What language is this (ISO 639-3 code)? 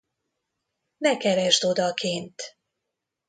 hun